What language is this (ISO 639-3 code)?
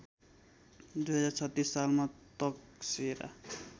nep